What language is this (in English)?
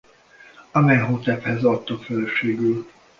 Hungarian